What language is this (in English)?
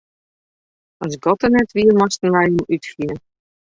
Western Frisian